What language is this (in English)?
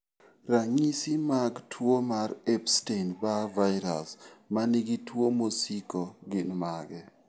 Luo (Kenya and Tanzania)